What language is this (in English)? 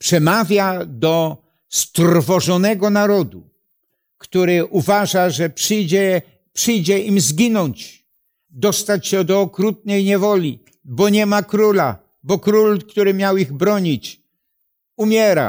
Polish